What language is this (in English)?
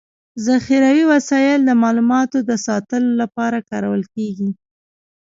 Pashto